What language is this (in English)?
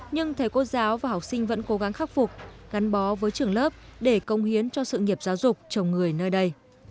Vietnamese